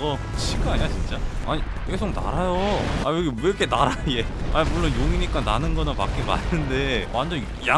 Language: Korean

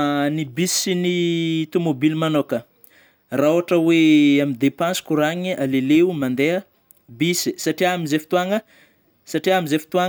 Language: Northern Betsimisaraka Malagasy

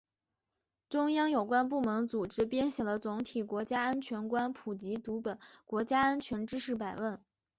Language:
Chinese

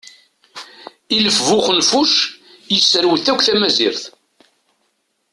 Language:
Kabyle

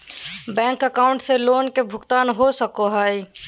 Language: Magahi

